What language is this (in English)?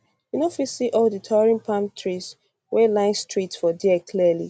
Nigerian Pidgin